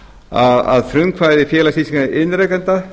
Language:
Icelandic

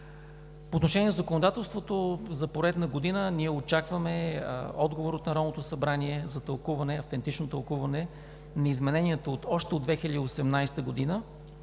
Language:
Bulgarian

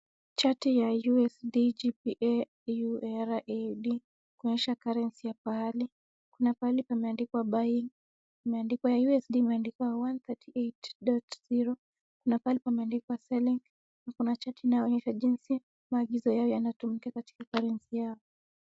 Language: Swahili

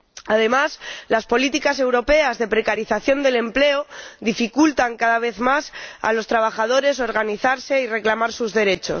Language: Spanish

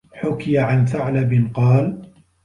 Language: Arabic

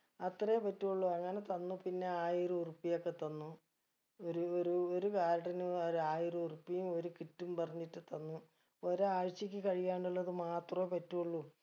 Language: Malayalam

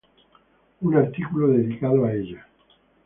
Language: Spanish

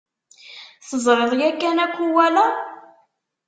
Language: Kabyle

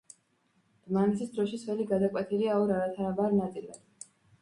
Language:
Georgian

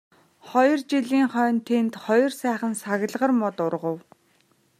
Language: Mongolian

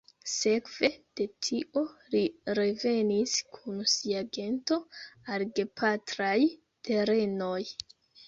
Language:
Esperanto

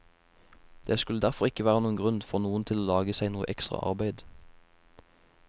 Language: Norwegian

